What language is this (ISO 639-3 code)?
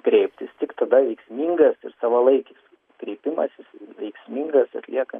lit